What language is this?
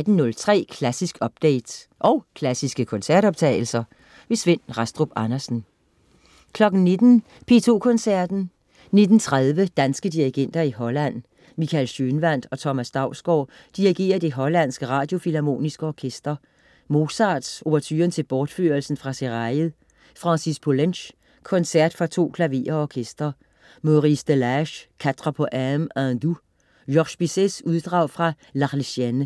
Danish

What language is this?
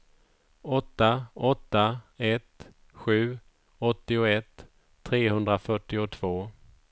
Swedish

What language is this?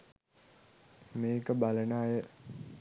Sinhala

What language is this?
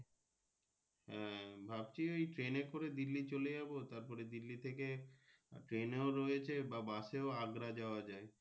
Bangla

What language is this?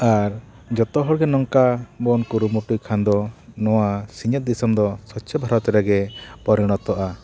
Santali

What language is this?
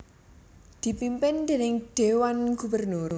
Javanese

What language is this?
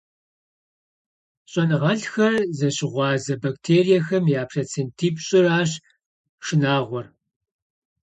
Kabardian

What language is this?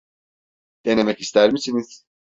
Turkish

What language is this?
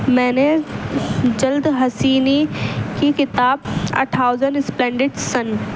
Urdu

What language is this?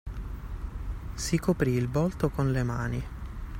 Italian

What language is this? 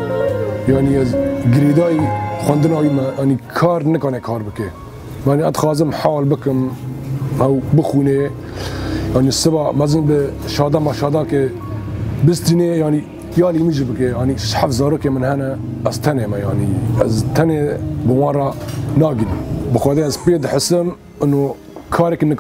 Arabic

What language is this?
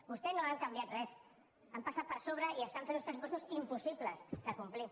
Catalan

